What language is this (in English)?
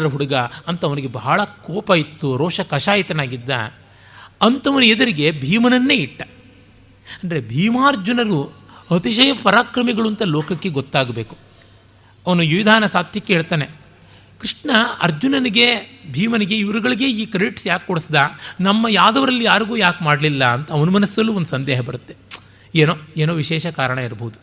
Kannada